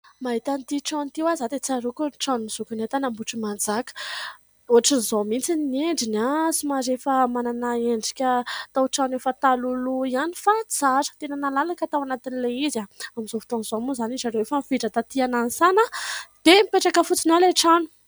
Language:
Malagasy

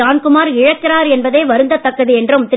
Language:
Tamil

